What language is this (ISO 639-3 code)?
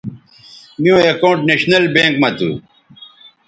btv